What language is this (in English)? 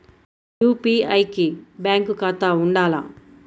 Telugu